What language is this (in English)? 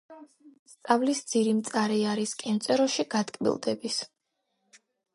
Georgian